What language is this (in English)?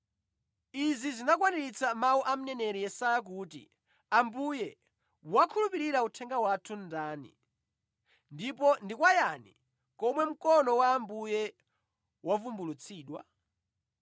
Nyanja